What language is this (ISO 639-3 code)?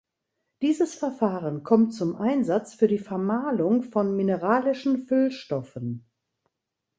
deu